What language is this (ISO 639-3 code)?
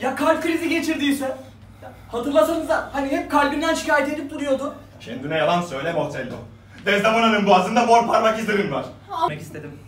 tur